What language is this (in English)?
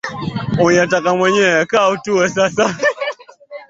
Swahili